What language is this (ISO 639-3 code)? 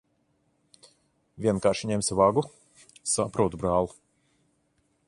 lav